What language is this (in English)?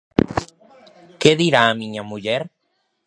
Galician